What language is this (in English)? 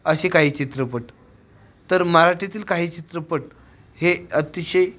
Marathi